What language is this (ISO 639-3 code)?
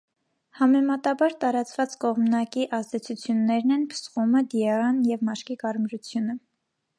hye